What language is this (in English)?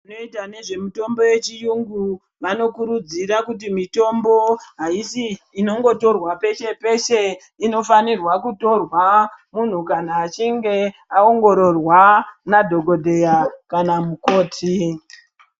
Ndau